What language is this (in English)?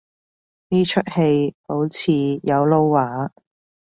Cantonese